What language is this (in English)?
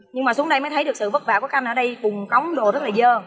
Vietnamese